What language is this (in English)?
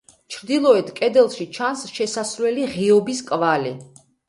Georgian